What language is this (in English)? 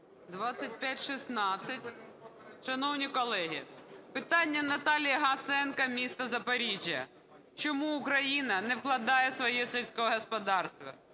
Ukrainian